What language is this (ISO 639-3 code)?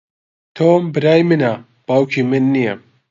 ckb